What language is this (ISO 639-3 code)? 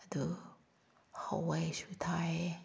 mni